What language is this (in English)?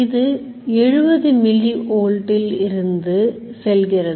Tamil